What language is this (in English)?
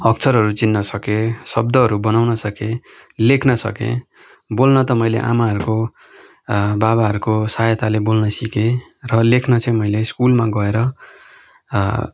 Nepali